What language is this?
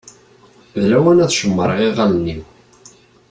Kabyle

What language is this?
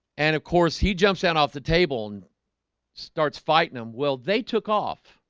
English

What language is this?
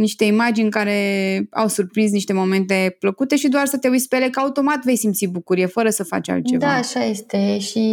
Romanian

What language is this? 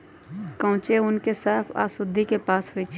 Magahi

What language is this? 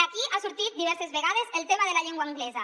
Catalan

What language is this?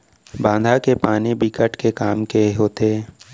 Chhattisgarhi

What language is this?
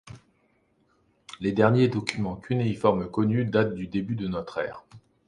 French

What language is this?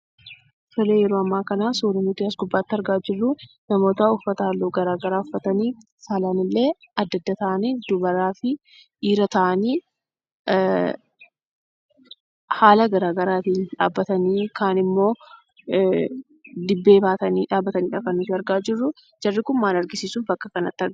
Oromo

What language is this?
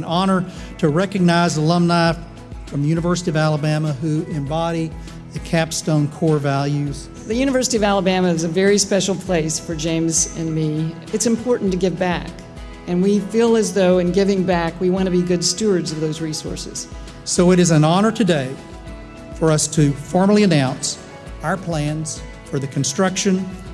English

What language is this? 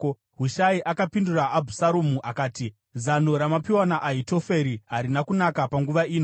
Shona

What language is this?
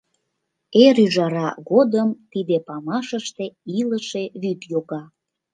Mari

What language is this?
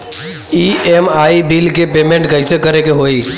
Bhojpuri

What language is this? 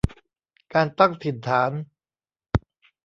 Thai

